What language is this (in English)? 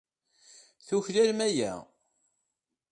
Kabyle